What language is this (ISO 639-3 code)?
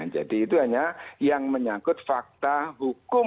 ind